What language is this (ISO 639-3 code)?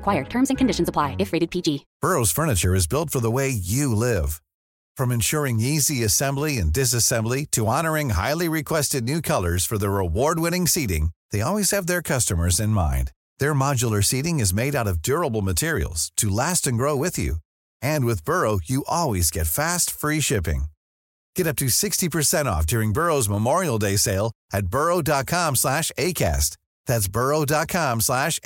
urd